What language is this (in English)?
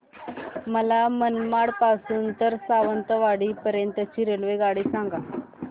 Marathi